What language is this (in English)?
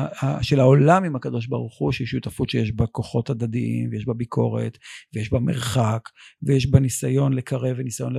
Hebrew